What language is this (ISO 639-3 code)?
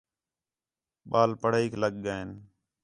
xhe